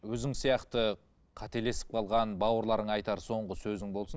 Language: Kazakh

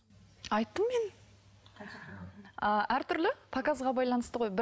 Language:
Kazakh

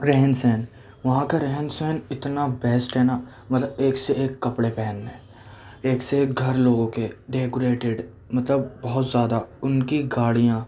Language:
Urdu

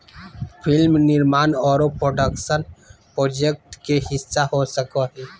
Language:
Magahi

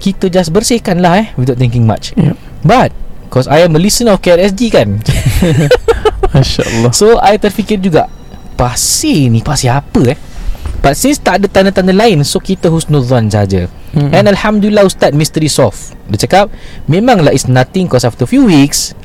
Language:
Malay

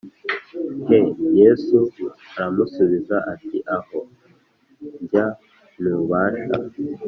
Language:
Kinyarwanda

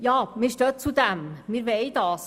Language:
Swiss German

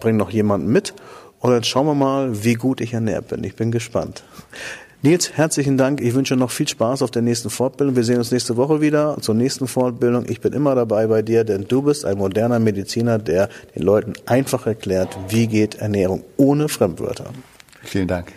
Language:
German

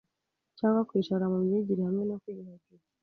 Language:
Kinyarwanda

